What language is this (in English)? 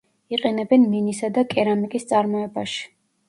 Georgian